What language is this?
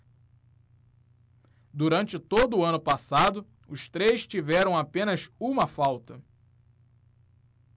Portuguese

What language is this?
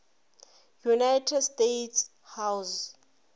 Northern Sotho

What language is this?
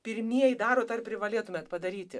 Lithuanian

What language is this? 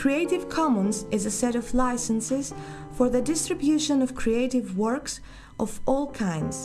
English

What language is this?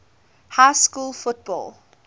English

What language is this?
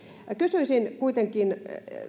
Finnish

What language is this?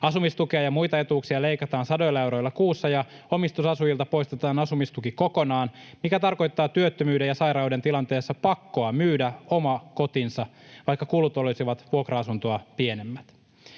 Finnish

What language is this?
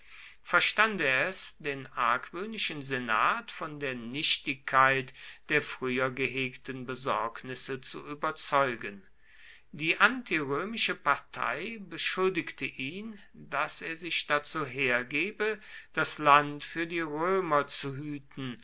German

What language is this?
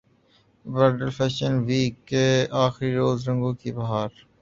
Urdu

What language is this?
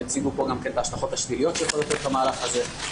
Hebrew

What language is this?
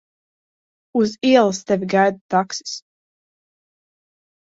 Latvian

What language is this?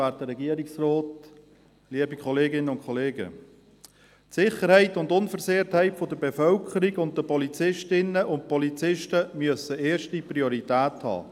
Swiss German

